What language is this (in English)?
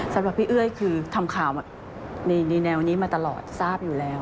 Thai